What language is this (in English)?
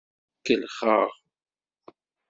Kabyle